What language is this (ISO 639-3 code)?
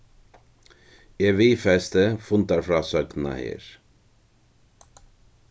fao